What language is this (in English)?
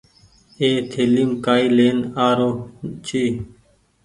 Goaria